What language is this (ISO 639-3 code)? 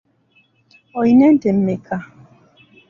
lug